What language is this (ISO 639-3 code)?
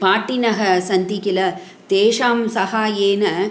san